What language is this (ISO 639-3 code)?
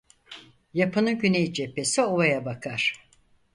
tur